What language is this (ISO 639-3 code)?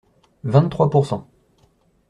fra